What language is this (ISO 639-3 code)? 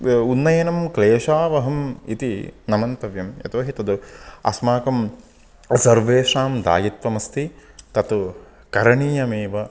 san